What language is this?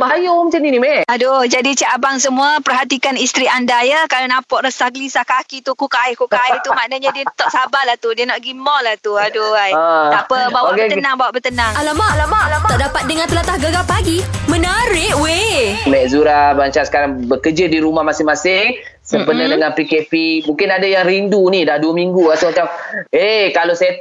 Malay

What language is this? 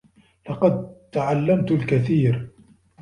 Arabic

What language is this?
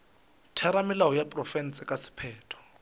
Northern Sotho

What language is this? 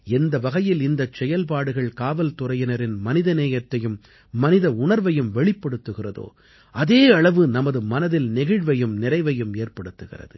Tamil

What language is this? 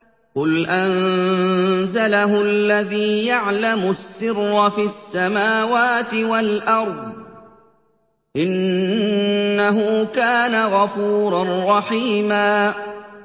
Arabic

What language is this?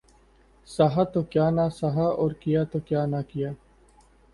Urdu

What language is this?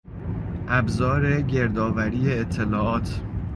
Persian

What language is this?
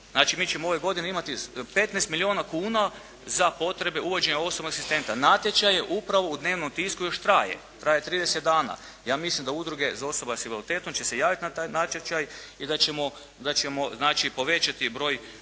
Croatian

